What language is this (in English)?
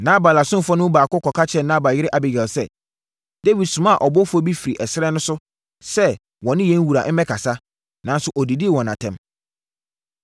Akan